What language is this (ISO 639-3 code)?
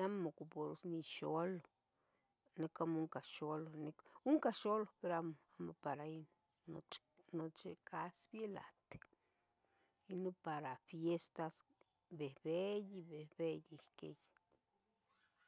nhg